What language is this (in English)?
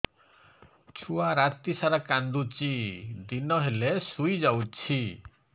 Odia